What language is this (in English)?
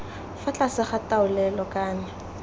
Tswana